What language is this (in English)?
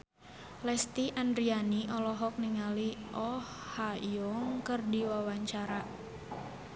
Sundanese